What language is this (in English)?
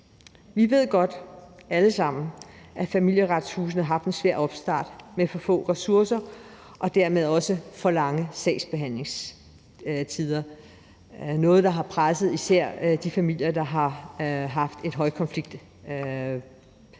Danish